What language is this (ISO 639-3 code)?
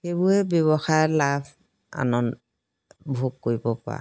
asm